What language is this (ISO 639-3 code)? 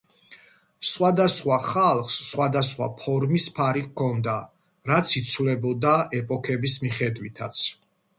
kat